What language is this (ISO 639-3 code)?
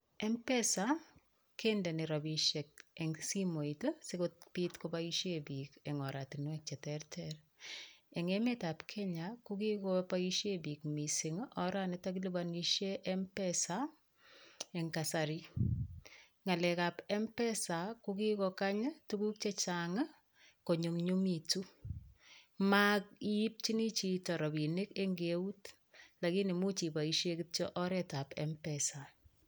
kln